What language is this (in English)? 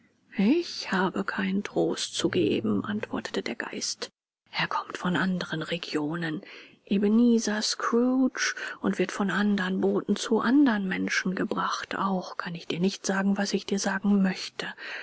German